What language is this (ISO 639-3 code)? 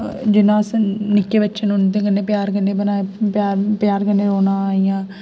doi